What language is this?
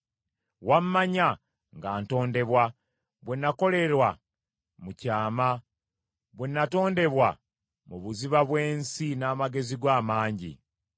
Ganda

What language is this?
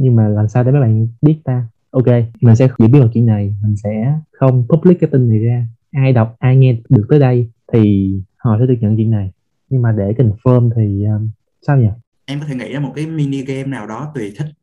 Vietnamese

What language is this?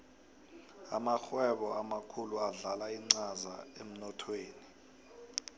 South Ndebele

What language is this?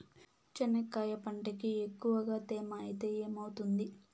Telugu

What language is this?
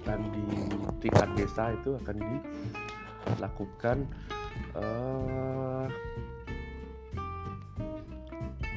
Indonesian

